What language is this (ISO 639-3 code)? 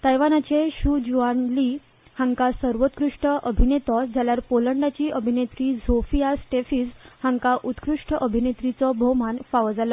kok